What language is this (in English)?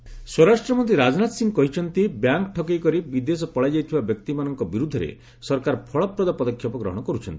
Odia